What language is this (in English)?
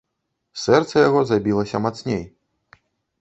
Belarusian